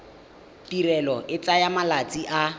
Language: Tswana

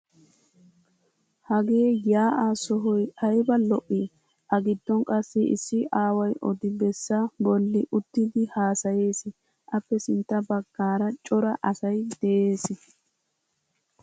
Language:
Wolaytta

